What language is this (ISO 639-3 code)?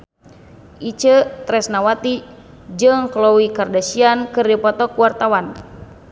sun